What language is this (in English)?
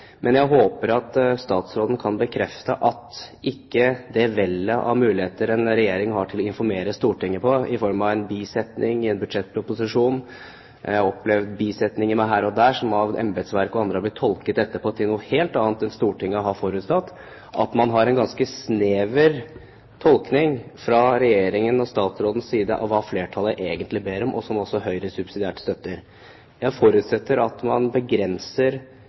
Norwegian Bokmål